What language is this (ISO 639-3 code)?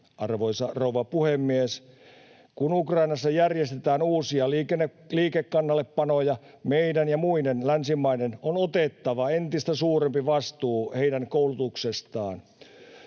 fin